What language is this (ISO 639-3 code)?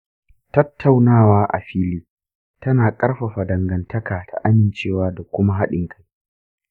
hau